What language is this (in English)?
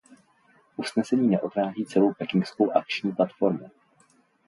Czech